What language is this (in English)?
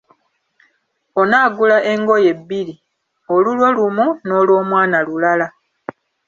Ganda